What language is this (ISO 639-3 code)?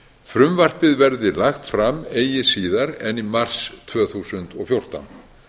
isl